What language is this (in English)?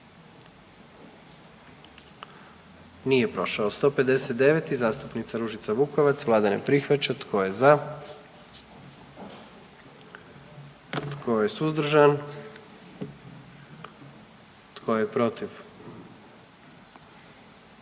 Croatian